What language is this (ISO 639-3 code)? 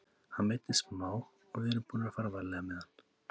isl